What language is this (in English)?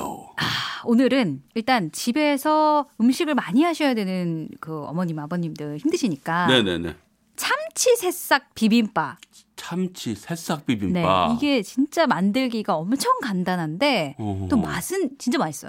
Korean